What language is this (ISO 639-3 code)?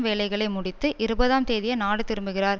tam